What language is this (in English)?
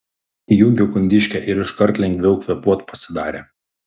Lithuanian